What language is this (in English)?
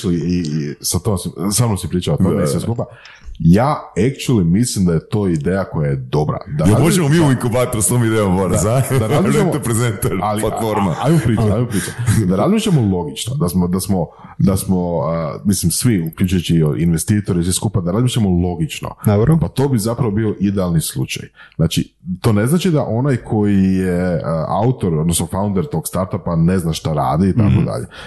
Croatian